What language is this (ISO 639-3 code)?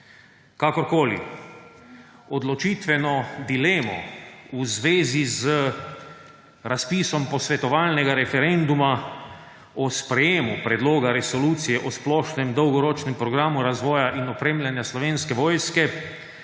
slv